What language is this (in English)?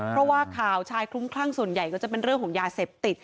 Thai